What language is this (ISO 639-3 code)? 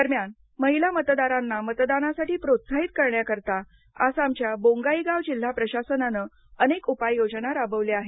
mar